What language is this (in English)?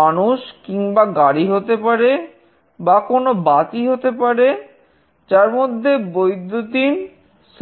Bangla